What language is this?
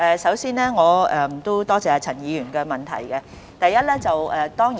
Cantonese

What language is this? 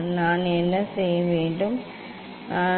Tamil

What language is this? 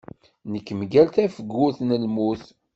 Kabyle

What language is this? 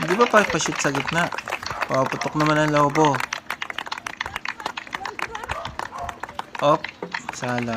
Filipino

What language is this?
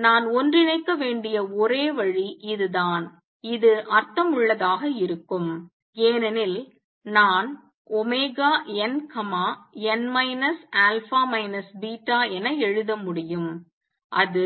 Tamil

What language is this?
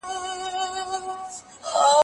Pashto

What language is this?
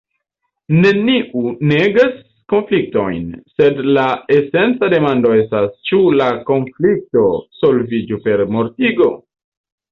Esperanto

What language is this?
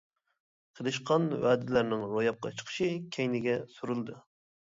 Uyghur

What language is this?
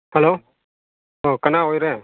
Manipuri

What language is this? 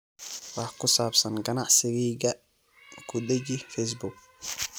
Somali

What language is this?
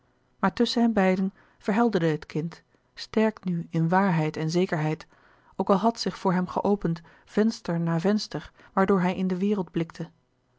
Dutch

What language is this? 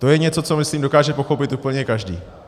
Czech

